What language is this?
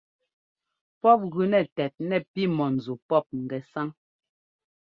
Ngomba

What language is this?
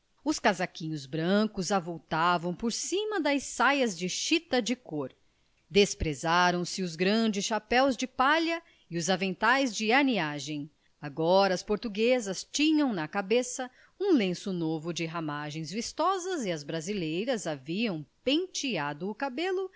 Portuguese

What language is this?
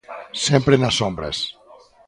Galician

